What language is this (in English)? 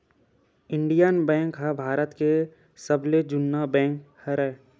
Chhattisgarhi